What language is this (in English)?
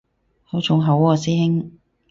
Cantonese